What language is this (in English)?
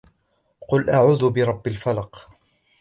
Arabic